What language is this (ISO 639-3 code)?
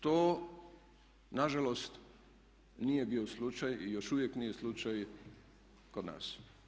hrv